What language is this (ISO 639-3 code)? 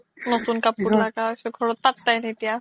asm